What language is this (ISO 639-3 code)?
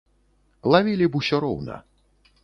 bel